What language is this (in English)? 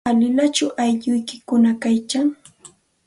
Santa Ana de Tusi Pasco Quechua